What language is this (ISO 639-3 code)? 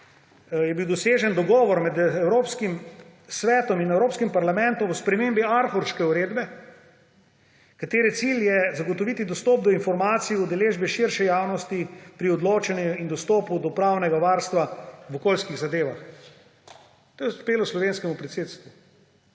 slv